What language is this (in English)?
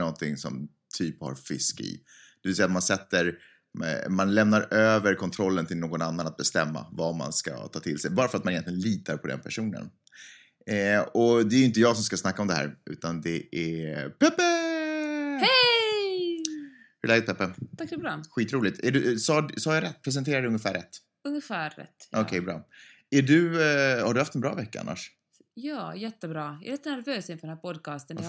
Swedish